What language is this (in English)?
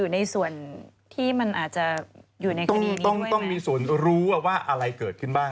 Thai